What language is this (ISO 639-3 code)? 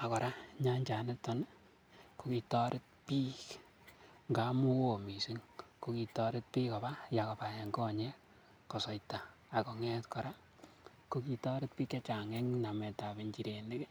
kln